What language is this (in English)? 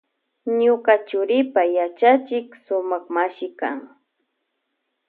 Loja Highland Quichua